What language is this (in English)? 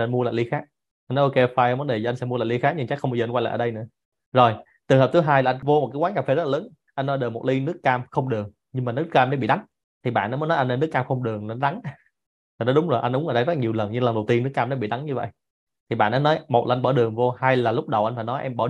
Vietnamese